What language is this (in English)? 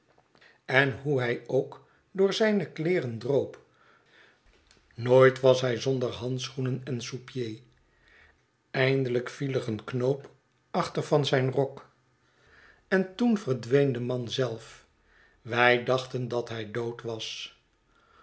Dutch